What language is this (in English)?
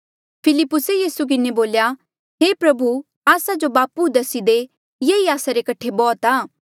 Mandeali